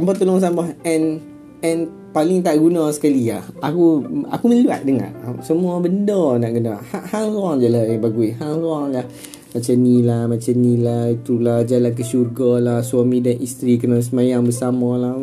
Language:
Malay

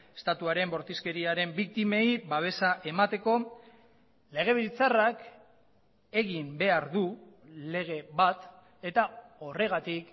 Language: Basque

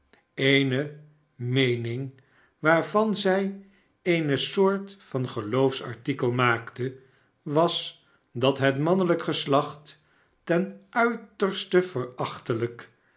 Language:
Dutch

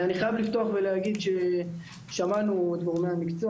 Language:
Hebrew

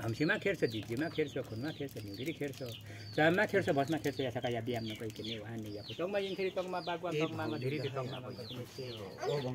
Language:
Thai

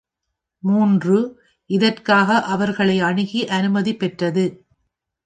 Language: Tamil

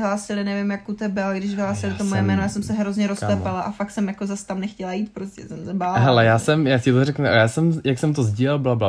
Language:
Czech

